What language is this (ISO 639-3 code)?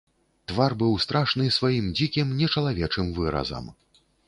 bel